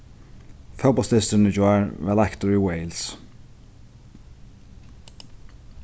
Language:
Faroese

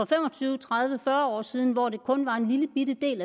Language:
Danish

